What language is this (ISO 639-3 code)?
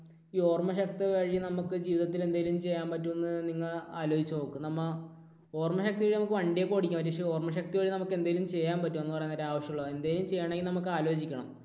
mal